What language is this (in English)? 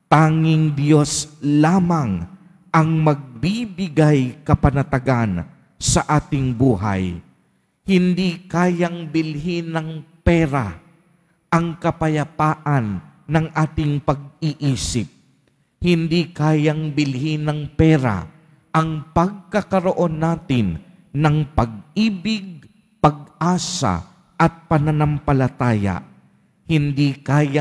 Filipino